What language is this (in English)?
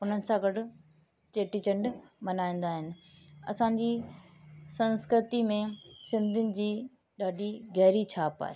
Sindhi